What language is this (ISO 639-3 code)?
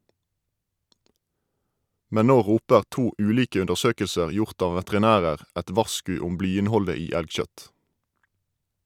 nor